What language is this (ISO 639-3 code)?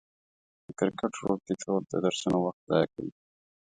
pus